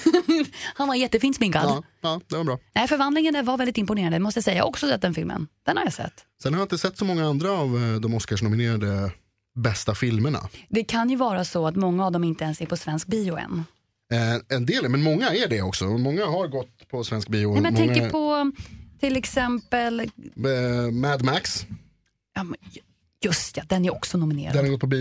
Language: Swedish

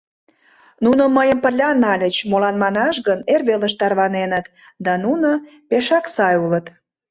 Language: Mari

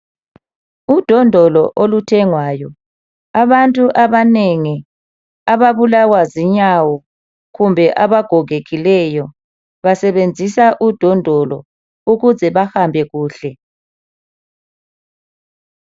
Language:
North Ndebele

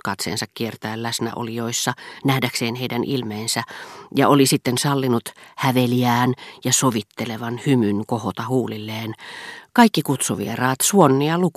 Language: Finnish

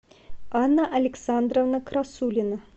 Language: Russian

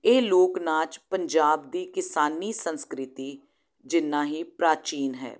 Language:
Punjabi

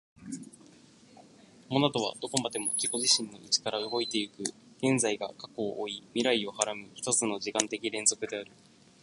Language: Japanese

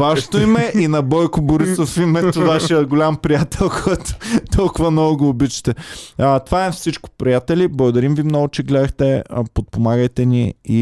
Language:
Bulgarian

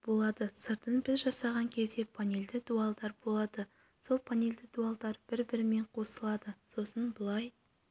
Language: Kazakh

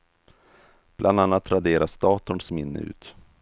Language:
Swedish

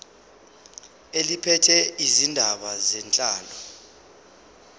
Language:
Zulu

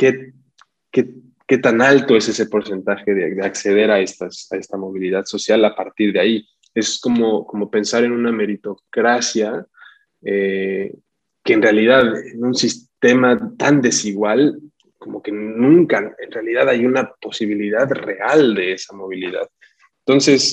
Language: Spanish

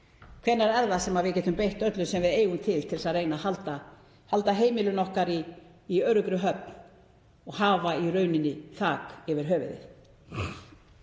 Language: Icelandic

